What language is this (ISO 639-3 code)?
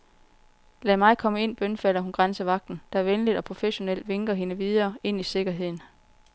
dan